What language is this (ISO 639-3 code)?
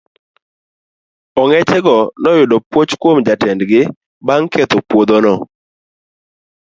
luo